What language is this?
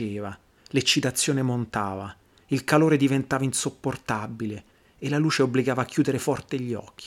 Italian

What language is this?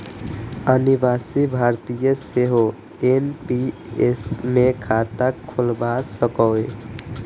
Maithili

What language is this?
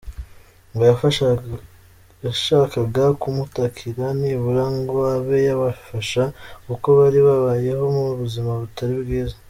Kinyarwanda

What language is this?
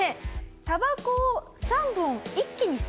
Japanese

